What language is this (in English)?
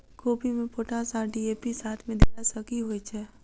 Maithili